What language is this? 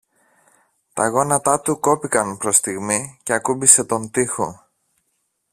Greek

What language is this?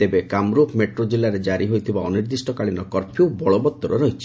Odia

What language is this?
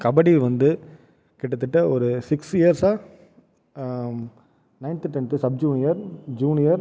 Tamil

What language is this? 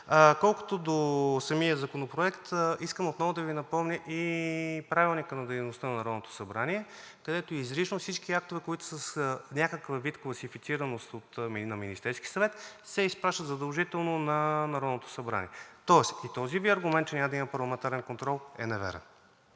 Bulgarian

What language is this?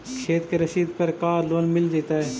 Magahi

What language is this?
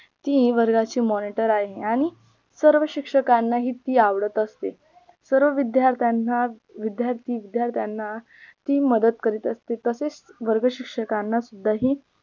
Marathi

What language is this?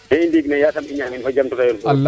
Serer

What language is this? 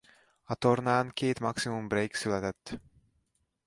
Hungarian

